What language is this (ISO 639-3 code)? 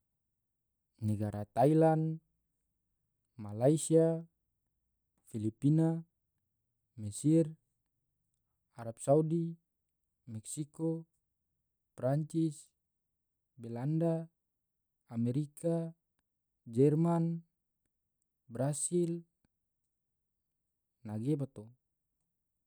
tvo